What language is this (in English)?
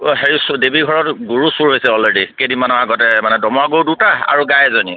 Assamese